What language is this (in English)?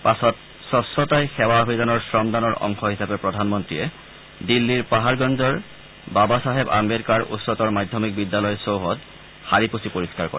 Assamese